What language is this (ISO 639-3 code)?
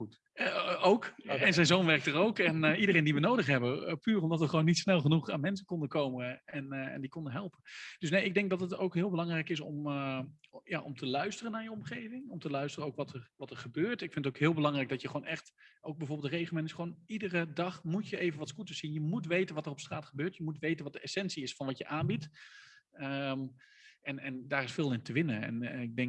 nld